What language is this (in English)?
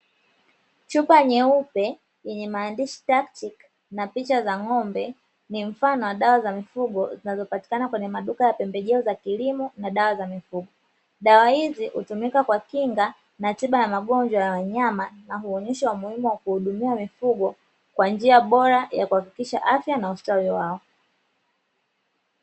Swahili